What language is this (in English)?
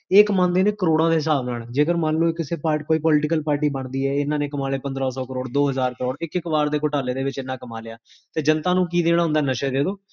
Punjabi